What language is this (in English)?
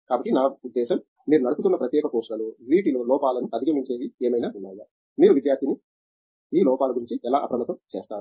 Telugu